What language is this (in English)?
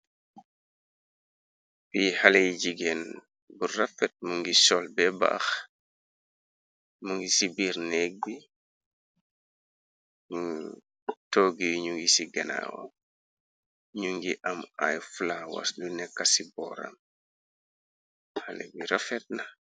Wolof